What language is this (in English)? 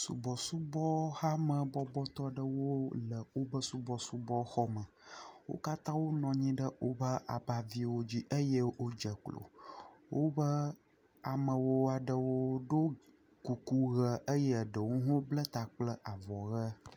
Ewe